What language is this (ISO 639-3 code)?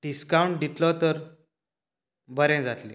kok